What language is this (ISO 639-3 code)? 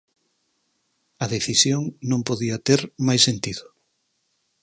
glg